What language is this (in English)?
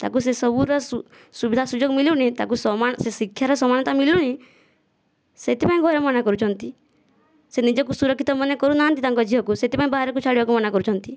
Odia